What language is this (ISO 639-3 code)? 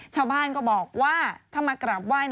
tha